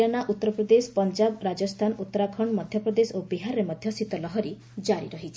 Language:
Odia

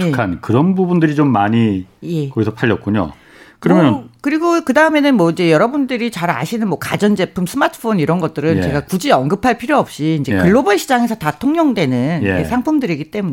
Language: Korean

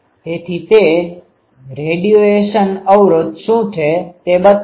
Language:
Gujarati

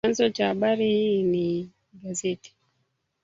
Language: Swahili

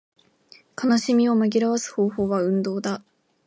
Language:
Japanese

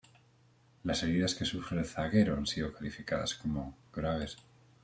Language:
Spanish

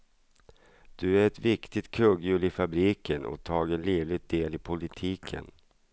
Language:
Swedish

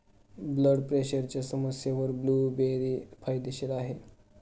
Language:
Marathi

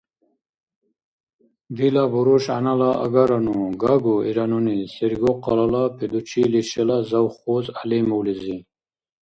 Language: Dargwa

